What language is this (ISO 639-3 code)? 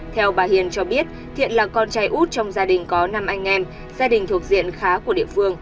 vie